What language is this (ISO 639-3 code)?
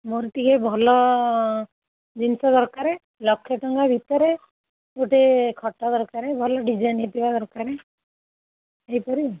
ori